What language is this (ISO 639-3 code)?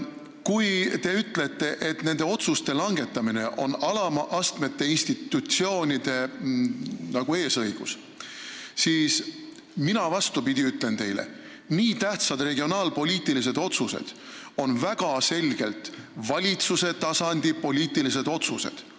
est